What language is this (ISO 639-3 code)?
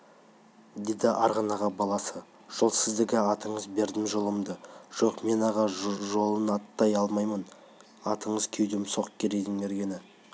kaz